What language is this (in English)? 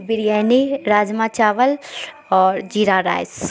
Urdu